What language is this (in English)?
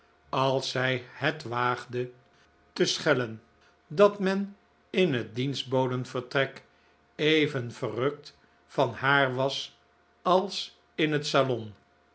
Dutch